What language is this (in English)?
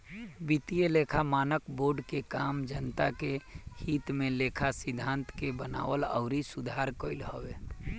Bhojpuri